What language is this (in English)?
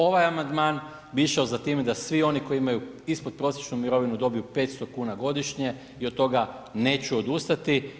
Croatian